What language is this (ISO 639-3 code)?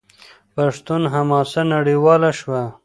pus